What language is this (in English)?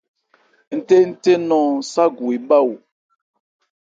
Ebrié